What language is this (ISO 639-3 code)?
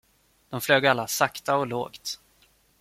swe